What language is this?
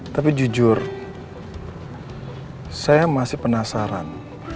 Indonesian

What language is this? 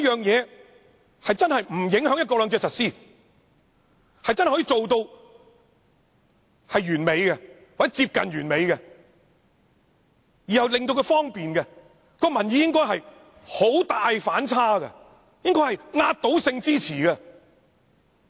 Cantonese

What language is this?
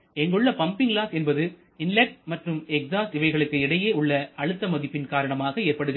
Tamil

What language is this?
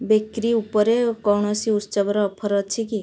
Odia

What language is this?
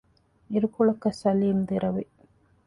Divehi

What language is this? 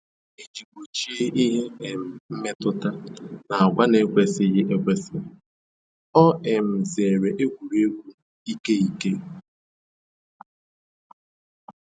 Igbo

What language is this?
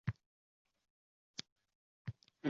Uzbek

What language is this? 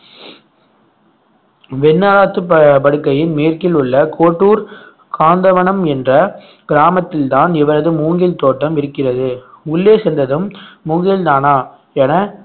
Tamil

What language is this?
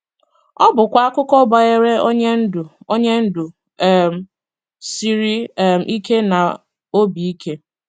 Igbo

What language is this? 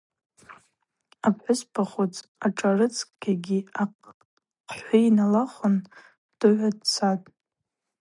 Abaza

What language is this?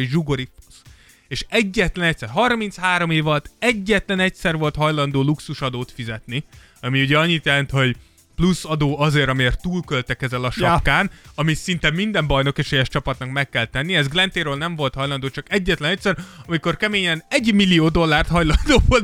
Hungarian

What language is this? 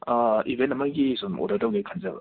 Manipuri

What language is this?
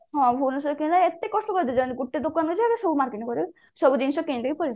Odia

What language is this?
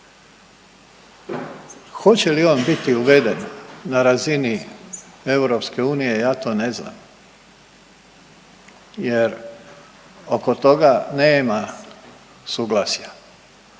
Croatian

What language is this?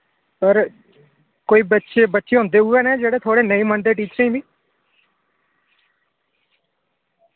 Dogri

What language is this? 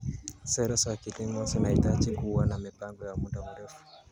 Kalenjin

